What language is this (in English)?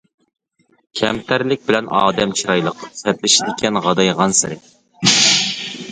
Uyghur